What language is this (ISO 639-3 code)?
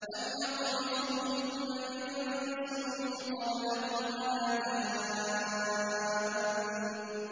ara